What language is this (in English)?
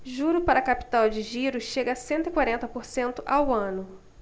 Portuguese